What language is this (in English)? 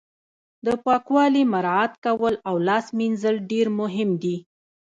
Pashto